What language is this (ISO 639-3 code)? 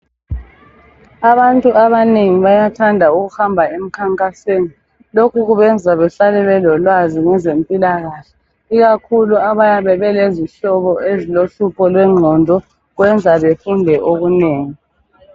nde